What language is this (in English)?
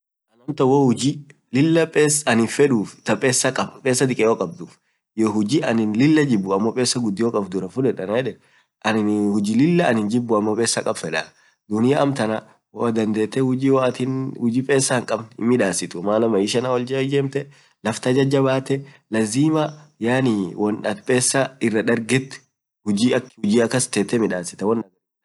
Orma